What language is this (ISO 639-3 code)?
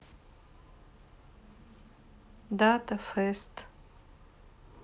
rus